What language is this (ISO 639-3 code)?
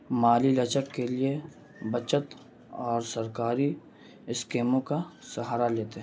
urd